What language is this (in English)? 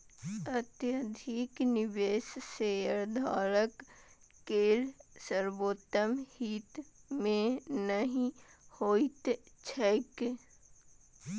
Maithili